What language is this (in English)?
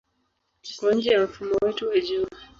Swahili